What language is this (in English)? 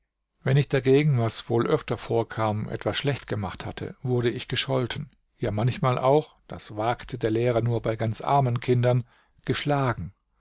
German